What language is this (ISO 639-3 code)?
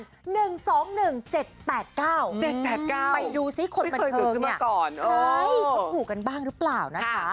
tha